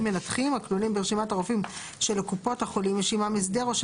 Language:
Hebrew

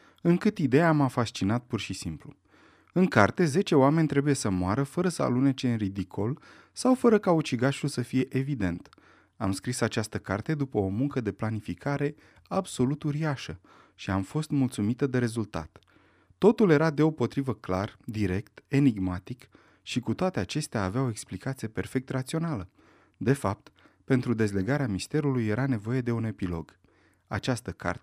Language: Romanian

